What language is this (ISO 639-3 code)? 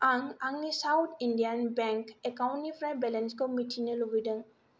brx